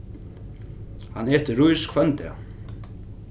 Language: Faroese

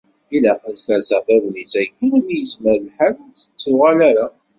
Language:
Kabyle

